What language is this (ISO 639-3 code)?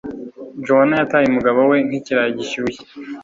kin